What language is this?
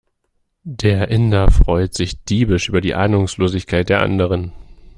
German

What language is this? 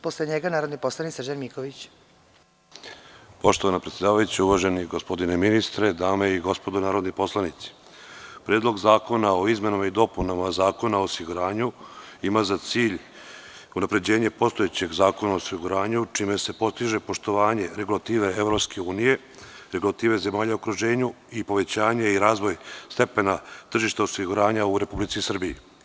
Serbian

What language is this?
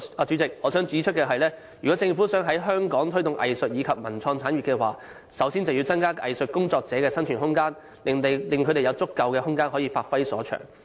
Cantonese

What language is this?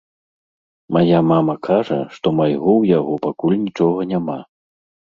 Belarusian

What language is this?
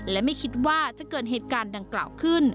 Thai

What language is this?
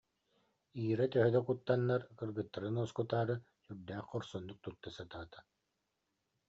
Yakut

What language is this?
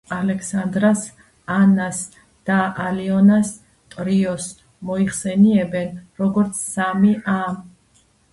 Georgian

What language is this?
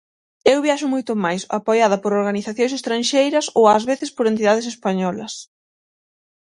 Galician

